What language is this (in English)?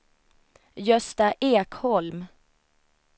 Swedish